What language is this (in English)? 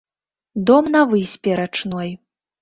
Belarusian